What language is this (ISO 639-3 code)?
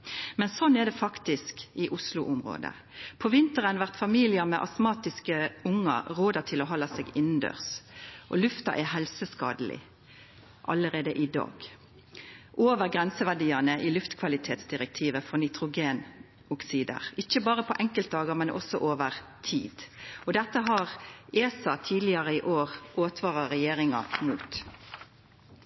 nno